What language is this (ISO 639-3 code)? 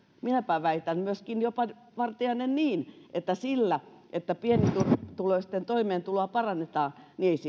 fin